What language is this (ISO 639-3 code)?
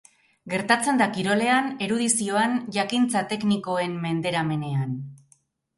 eus